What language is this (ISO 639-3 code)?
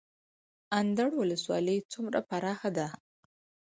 pus